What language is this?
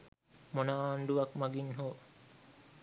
Sinhala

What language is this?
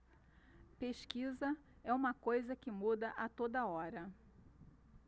Portuguese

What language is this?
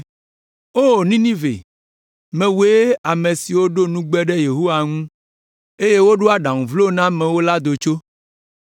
Ewe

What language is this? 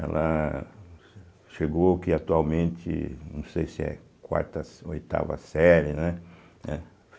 Portuguese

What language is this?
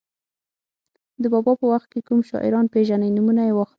Pashto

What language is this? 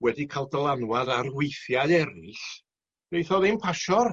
Welsh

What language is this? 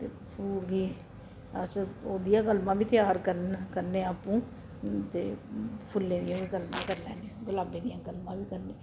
Dogri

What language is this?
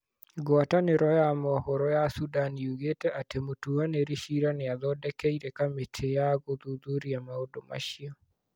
Kikuyu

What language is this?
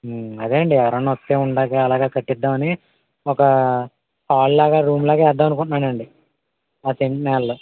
Telugu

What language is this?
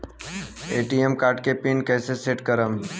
Bhojpuri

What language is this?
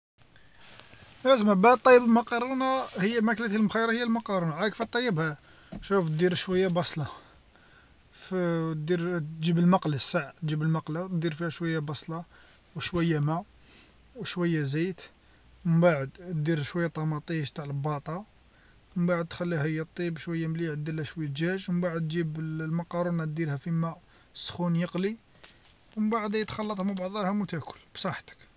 Algerian Arabic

